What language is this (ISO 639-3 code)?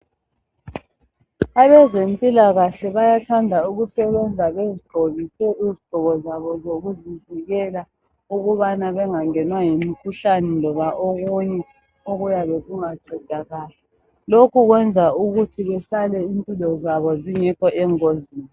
nde